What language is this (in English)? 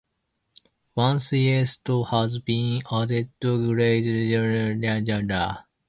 English